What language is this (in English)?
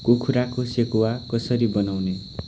Nepali